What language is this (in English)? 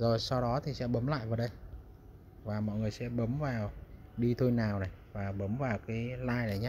Vietnamese